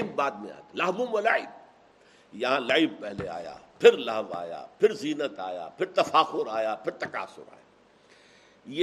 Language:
Urdu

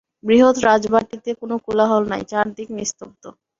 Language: Bangla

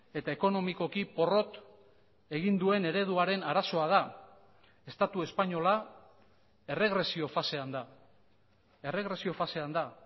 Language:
Basque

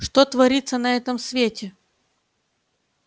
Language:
Russian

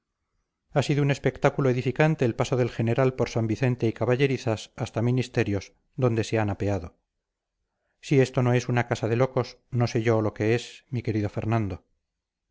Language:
Spanish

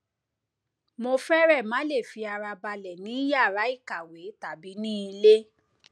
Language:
Yoruba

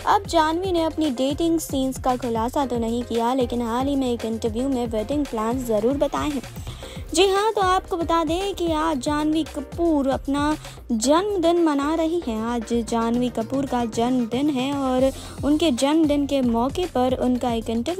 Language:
Hindi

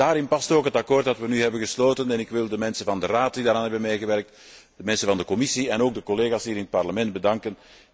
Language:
Dutch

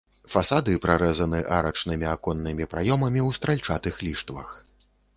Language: Belarusian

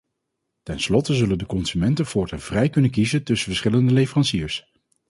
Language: Dutch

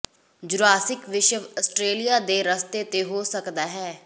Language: Punjabi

